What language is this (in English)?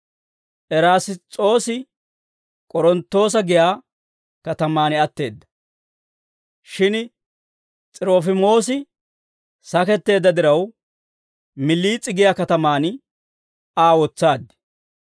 Dawro